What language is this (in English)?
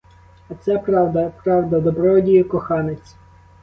Ukrainian